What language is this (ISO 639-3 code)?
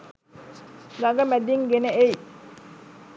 sin